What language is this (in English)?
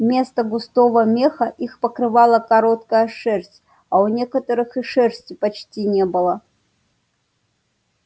Russian